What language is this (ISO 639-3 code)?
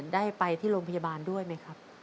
tha